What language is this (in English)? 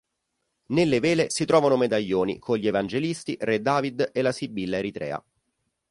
Italian